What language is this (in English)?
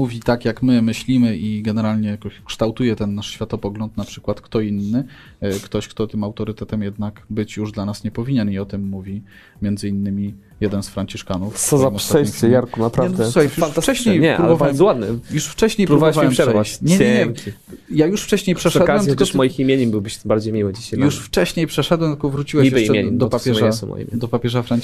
Polish